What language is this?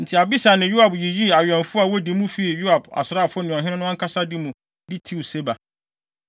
Akan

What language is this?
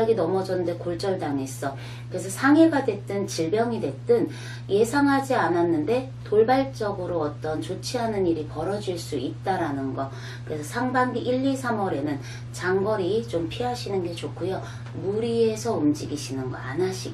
Korean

